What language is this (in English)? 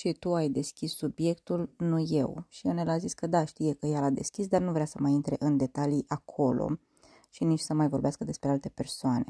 Romanian